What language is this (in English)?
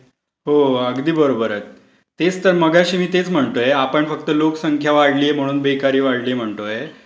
Marathi